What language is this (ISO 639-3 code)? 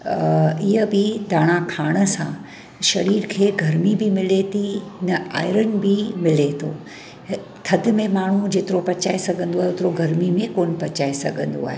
snd